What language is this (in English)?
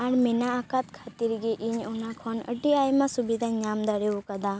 Santali